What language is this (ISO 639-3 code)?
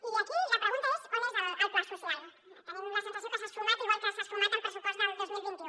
cat